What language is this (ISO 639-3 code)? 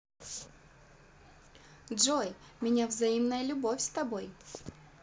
rus